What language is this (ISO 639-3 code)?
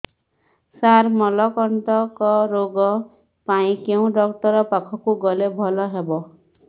ori